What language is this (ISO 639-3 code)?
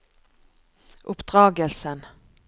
nor